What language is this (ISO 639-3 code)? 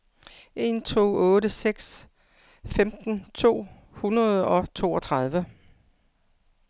dan